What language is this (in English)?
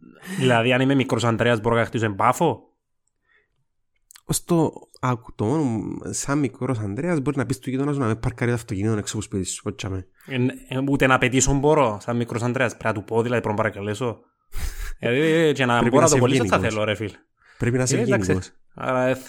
Greek